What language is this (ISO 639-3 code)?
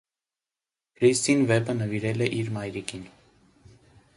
hye